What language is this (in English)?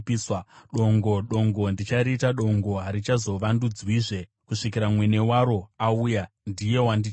Shona